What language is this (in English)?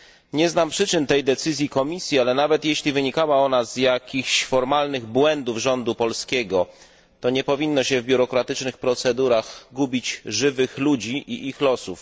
Polish